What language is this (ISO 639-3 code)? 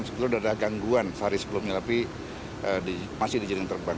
ind